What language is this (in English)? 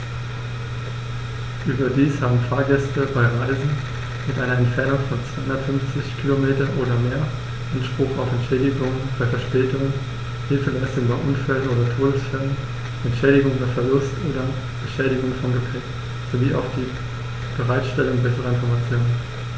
German